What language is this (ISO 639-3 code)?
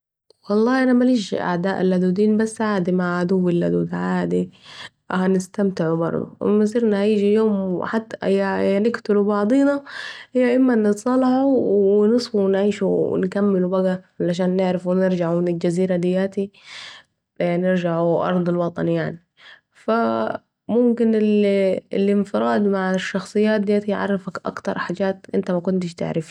aec